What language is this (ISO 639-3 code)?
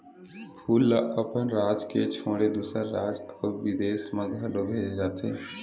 hne